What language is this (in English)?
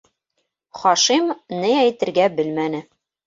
Bashkir